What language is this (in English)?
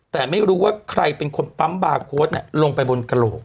Thai